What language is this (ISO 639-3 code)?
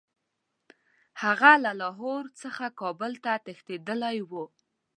pus